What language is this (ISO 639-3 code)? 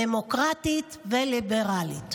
heb